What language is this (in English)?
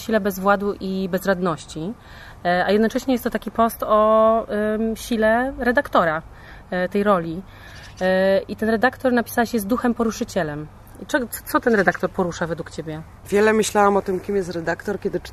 Polish